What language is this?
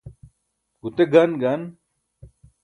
Burushaski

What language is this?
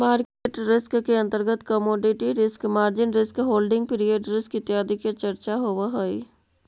Magahi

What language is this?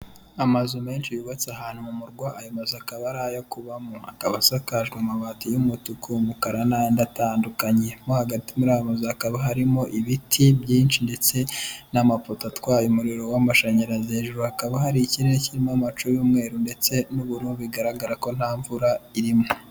Kinyarwanda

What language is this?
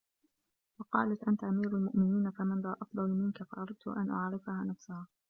Arabic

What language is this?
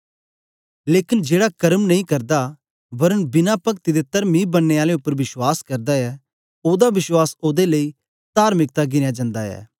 Dogri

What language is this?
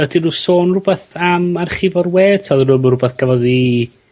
Welsh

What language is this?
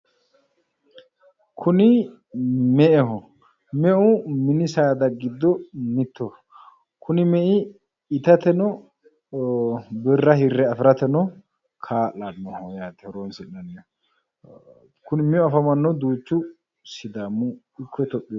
Sidamo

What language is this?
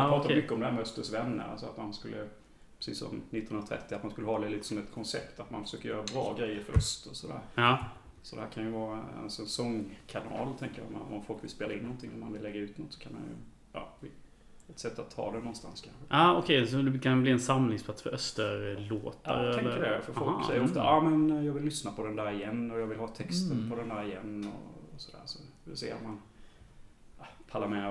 Swedish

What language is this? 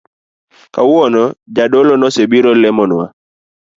Luo (Kenya and Tanzania)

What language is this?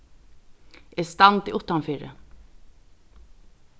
Faroese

